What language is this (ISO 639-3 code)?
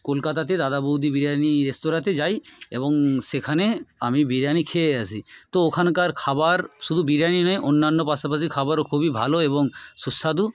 ben